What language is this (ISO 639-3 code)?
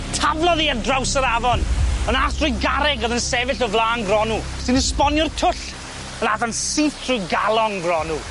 cym